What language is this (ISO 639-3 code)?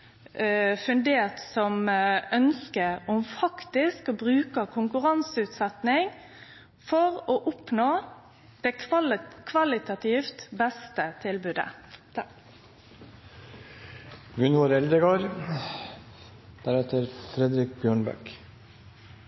nno